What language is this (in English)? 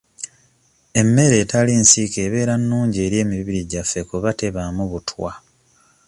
Ganda